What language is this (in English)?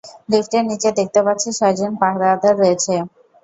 Bangla